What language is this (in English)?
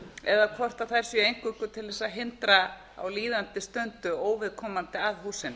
Icelandic